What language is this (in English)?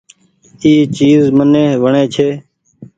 Goaria